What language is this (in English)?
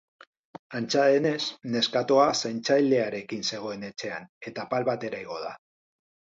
Basque